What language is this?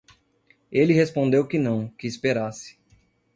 Portuguese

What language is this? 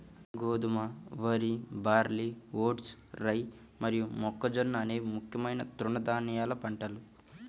Telugu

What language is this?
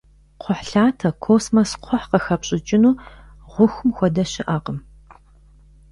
Kabardian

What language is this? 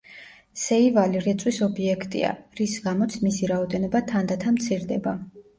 Georgian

